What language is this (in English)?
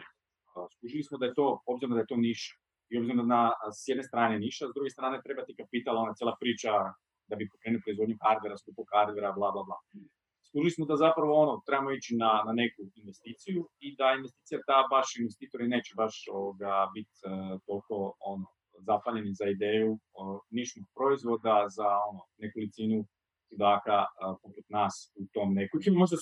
Croatian